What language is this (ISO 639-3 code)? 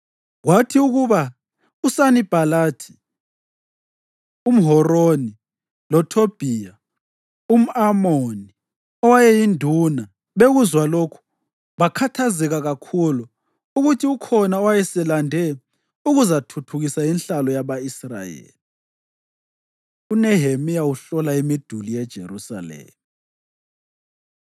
nde